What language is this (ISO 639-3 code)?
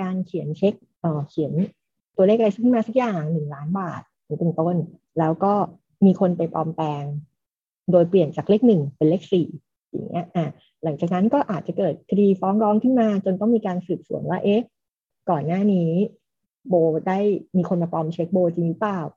tha